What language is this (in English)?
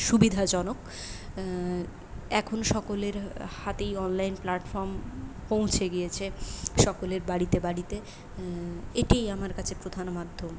Bangla